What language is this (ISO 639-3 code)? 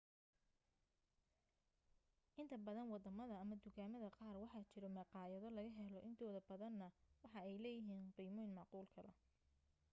som